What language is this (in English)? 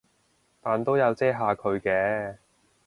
Cantonese